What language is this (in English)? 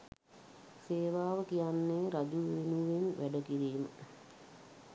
Sinhala